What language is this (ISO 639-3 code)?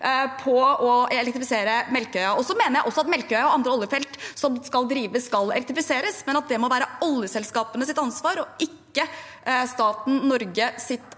nor